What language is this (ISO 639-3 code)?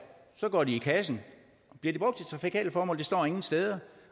dan